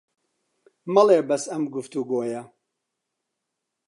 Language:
Central Kurdish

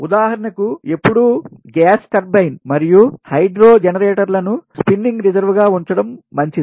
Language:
Telugu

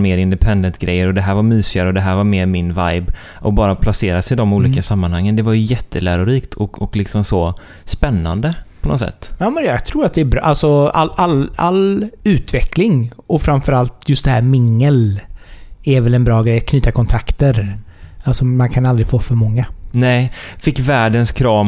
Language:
Swedish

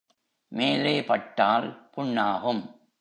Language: Tamil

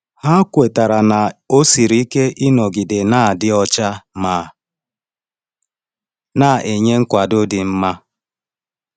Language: Igbo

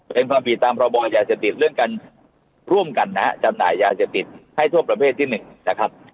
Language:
Thai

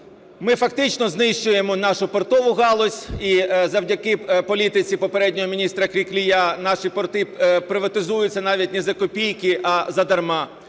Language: Ukrainian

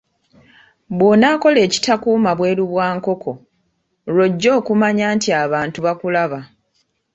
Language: Ganda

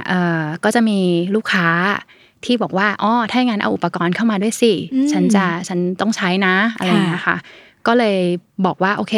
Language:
Thai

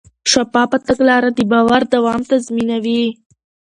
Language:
Pashto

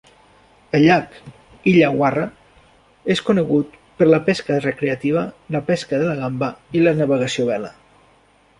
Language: Catalan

